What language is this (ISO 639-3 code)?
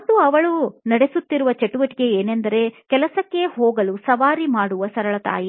kan